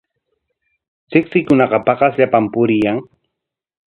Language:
Corongo Ancash Quechua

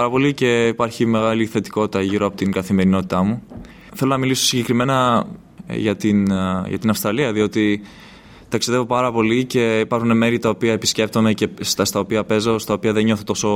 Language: Greek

